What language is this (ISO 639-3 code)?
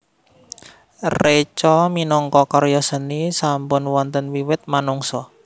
jav